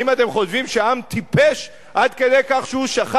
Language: Hebrew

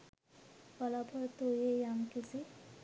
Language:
Sinhala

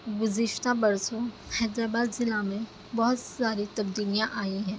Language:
Urdu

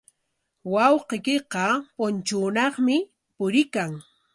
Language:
Corongo Ancash Quechua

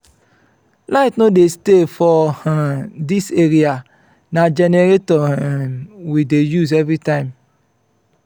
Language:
Nigerian Pidgin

